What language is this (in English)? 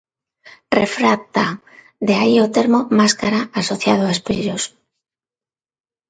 Galician